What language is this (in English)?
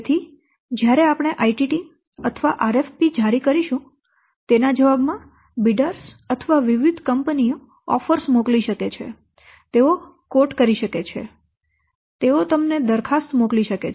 Gujarati